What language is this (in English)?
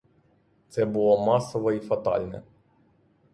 Ukrainian